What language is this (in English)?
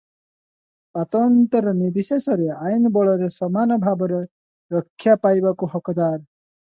Odia